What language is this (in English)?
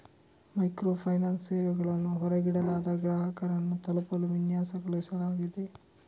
Kannada